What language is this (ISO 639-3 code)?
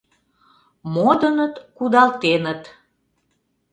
chm